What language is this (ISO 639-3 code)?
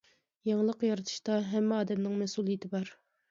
uig